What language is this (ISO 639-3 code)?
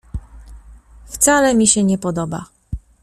pol